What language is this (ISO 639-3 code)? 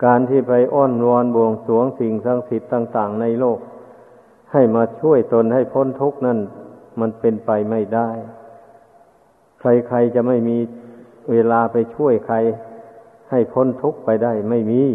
tha